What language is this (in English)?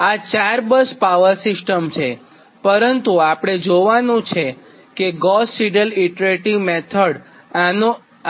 Gujarati